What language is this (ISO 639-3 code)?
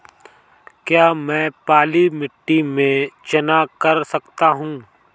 hin